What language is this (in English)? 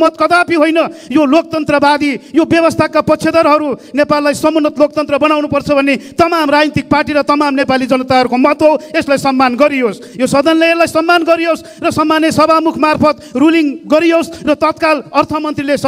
Romanian